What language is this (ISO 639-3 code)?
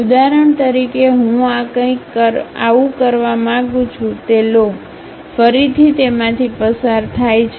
guj